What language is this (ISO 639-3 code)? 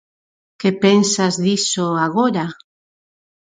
glg